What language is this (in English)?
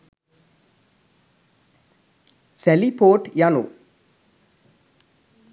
Sinhala